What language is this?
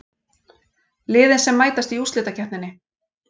Icelandic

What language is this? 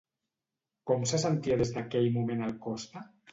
Catalan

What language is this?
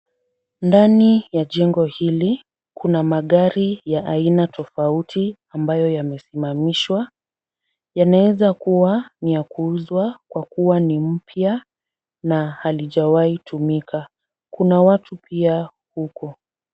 Swahili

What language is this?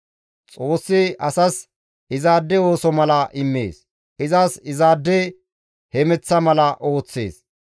Gamo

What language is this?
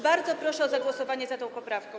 Polish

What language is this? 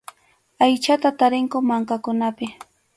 Arequipa-La Unión Quechua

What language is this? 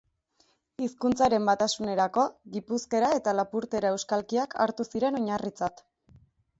Basque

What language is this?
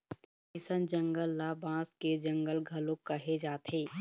Chhattisgarhi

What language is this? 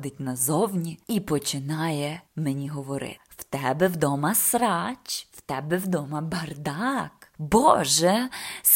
Ukrainian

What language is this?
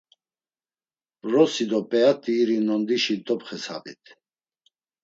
Laz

